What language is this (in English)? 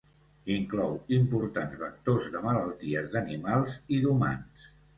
Catalan